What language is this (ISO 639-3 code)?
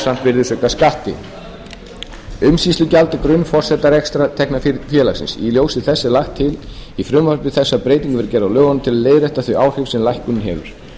isl